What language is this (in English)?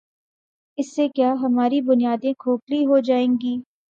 Urdu